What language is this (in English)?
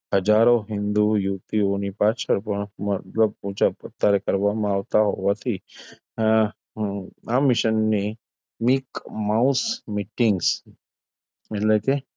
Gujarati